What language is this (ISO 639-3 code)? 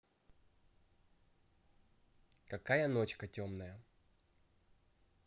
rus